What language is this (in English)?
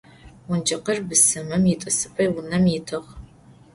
Adyghe